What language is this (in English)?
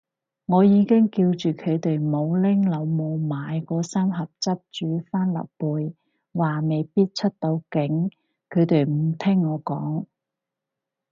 Cantonese